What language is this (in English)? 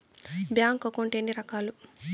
Telugu